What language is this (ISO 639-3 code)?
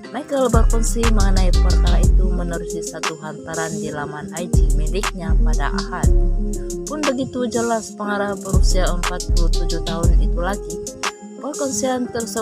ind